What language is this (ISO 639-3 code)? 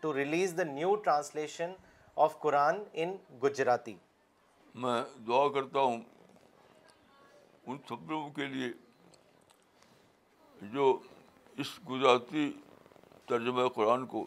urd